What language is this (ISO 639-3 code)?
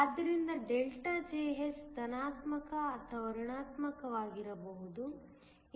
kan